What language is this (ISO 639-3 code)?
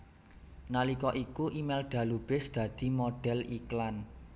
jav